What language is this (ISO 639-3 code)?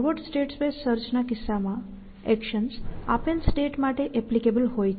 guj